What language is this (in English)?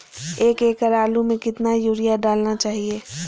Magahi